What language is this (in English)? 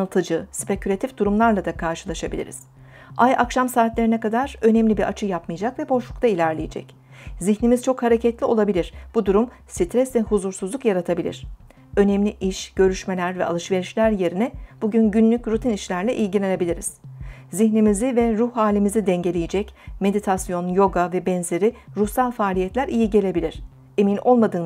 Turkish